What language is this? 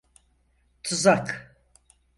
Turkish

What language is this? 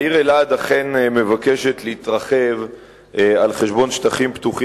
Hebrew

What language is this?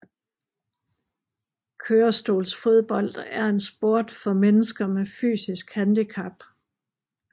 Danish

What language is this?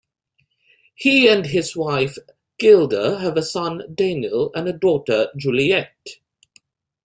English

